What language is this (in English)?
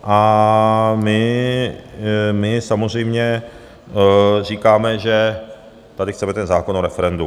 Czech